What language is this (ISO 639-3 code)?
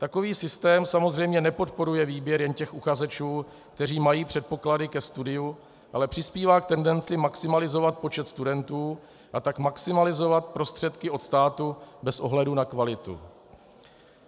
ces